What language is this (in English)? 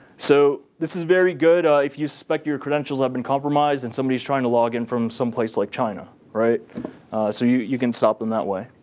English